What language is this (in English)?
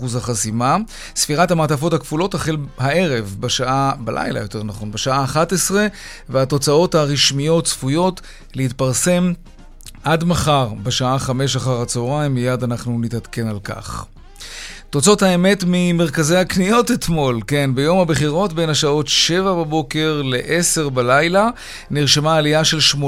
Hebrew